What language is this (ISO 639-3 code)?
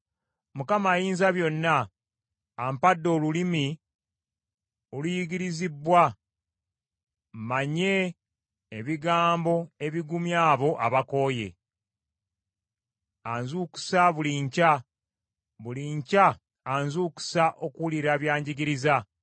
lug